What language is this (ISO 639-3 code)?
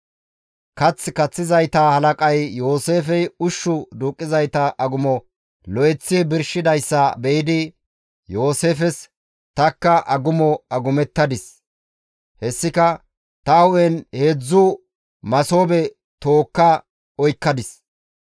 gmv